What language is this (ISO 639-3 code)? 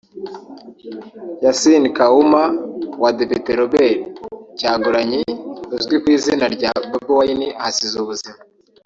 kin